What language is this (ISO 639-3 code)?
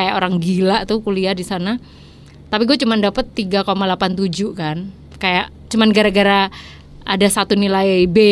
ind